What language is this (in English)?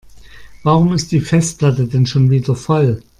German